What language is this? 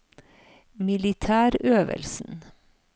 Norwegian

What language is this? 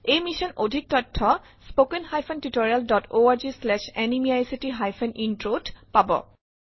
Assamese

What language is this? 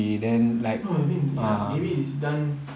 English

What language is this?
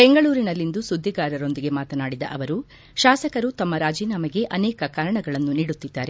Kannada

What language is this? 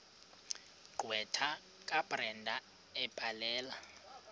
Xhosa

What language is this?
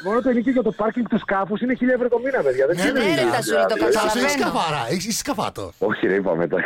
Greek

